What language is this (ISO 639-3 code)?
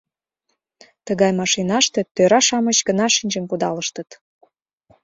chm